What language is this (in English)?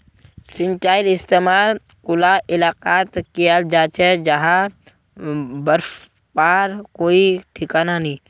Magahi